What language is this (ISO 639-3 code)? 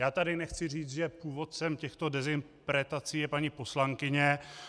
ces